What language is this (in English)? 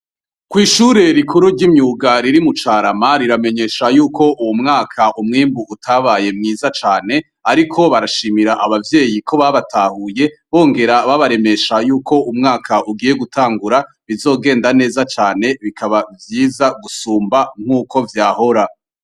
Rundi